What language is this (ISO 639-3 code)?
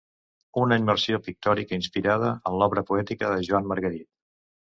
cat